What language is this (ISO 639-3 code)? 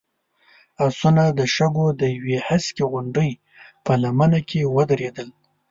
pus